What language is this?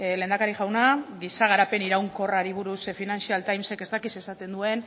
Basque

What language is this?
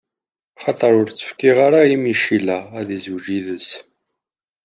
Kabyle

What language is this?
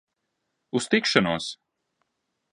Latvian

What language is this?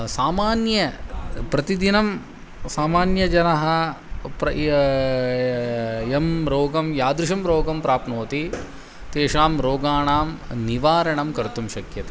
Sanskrit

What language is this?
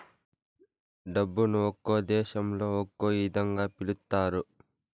Telugu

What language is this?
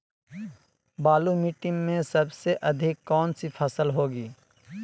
Magahi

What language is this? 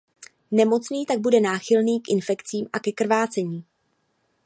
Czech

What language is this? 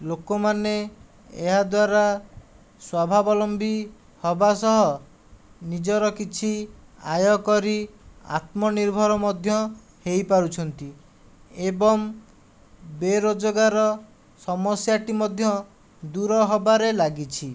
Odia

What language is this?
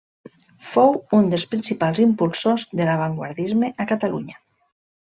Catalan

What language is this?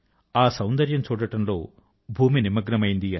Telugu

